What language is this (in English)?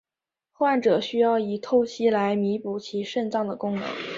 Chinese